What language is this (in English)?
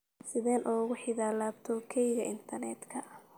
Somali